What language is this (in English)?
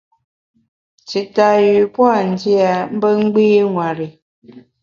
Bamun